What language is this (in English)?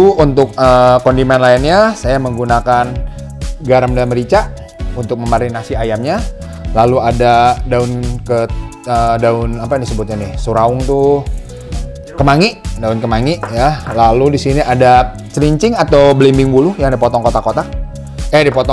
Indonesian